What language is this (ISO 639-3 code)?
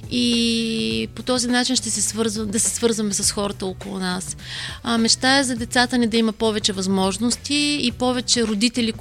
bul